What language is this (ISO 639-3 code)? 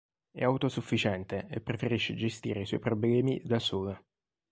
ita